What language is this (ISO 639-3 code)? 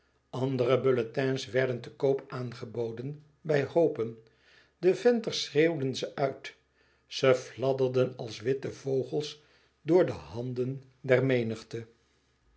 nld